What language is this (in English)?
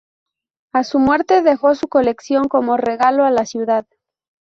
Spanish